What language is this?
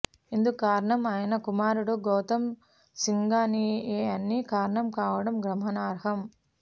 Telugu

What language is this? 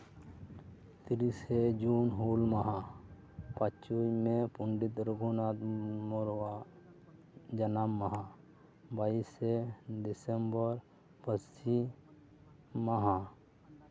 Santali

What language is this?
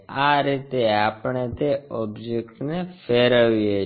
Gujarati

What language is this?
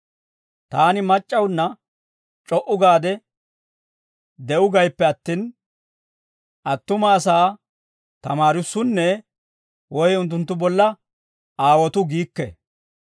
Dawro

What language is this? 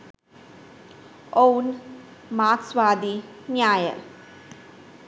Sinhala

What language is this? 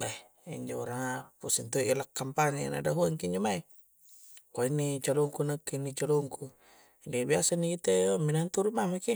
Coastal Konjo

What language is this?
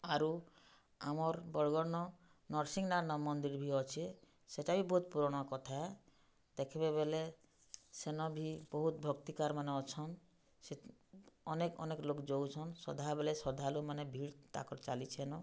Odia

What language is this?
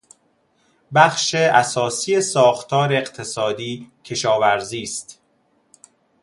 Persian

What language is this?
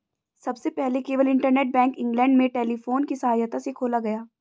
Hindi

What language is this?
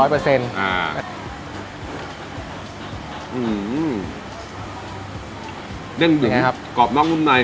Thai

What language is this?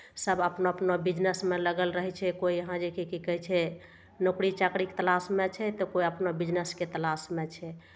Maithili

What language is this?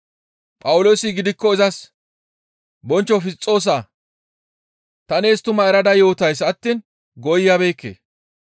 Gamo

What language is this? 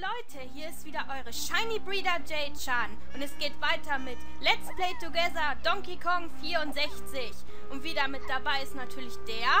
German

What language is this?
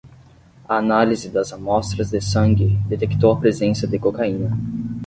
Portuguese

